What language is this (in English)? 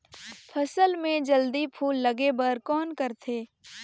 Chhattisgarhi